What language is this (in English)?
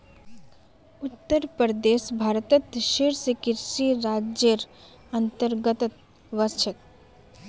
Magahi